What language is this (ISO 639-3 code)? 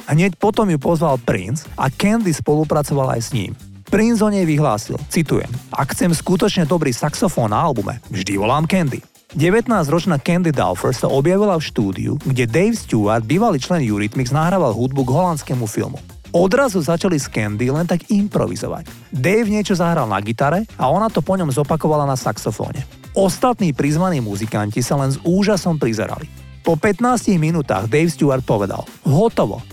slk